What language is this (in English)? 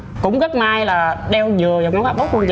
Vietnamese